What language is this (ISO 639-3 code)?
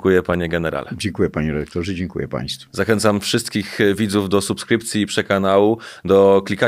pol